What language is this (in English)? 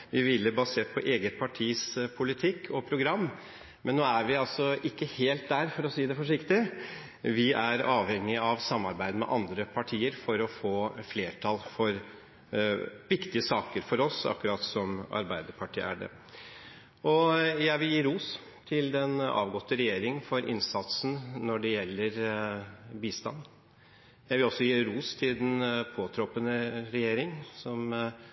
Norwegian Bokmål